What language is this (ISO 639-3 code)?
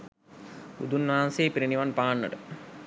sin